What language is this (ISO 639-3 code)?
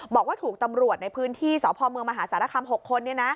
tha